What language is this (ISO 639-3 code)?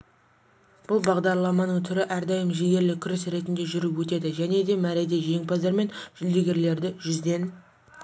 kaz